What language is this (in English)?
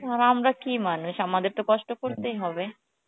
Bangla